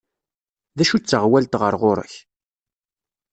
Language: Kabyle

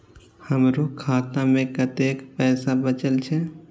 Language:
Maithili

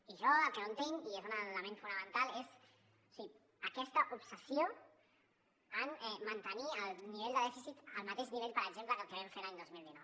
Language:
Catalan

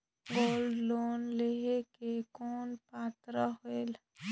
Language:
Chhattisgarhi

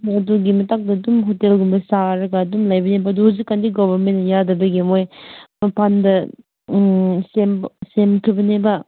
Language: Manipuri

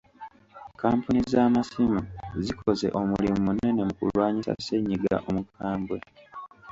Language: Ganda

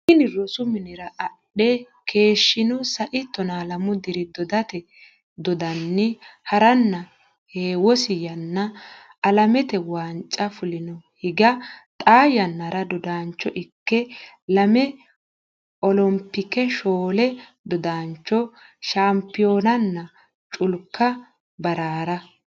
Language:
Sidamo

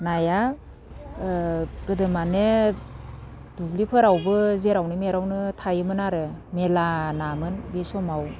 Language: Bodo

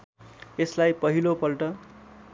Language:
Nepali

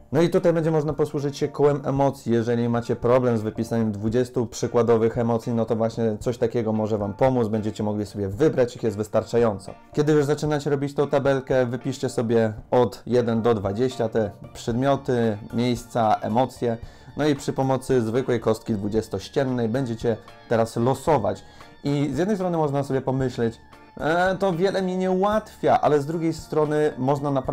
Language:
Polish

